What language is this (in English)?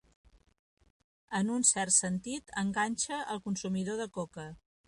Catalan